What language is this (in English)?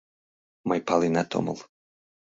Mari